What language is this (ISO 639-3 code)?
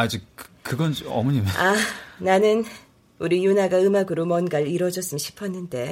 kor